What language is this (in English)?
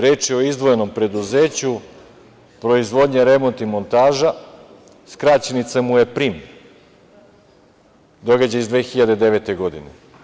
Serbian